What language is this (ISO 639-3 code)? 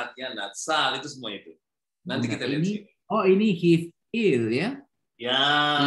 ind